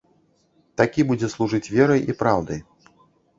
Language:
Belarusian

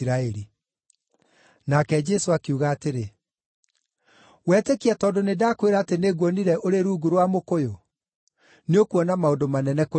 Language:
Kikuyu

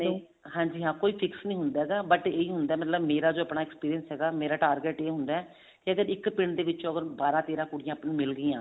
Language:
Punjabi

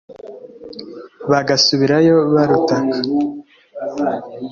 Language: Kinyarwanda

